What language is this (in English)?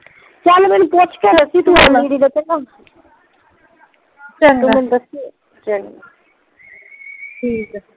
Punjabi